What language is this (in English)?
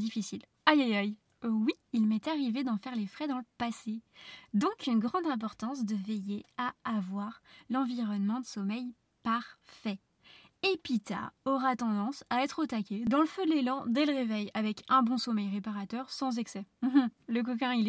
French